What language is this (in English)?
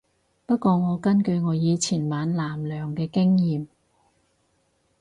Cantonese